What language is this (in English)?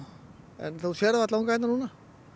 Icelandic